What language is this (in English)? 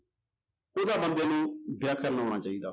Punjabi